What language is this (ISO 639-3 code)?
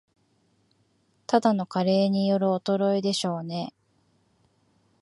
jpn